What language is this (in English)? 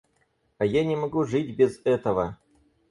Russian